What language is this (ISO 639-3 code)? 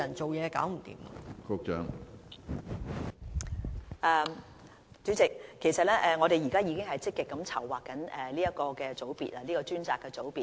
yue